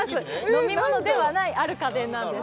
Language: Japanese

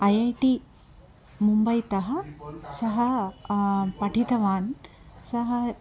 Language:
Sanskrit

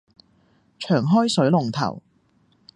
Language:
Cantonese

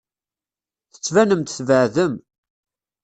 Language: Kabyle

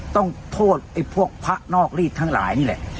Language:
Thai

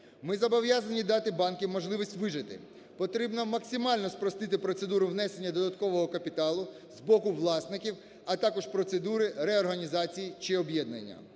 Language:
Ukrainian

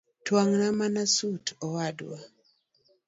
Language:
Luo (Kenya and Tanzania)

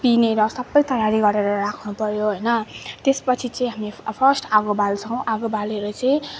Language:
Nepali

